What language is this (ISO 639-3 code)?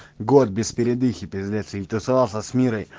rus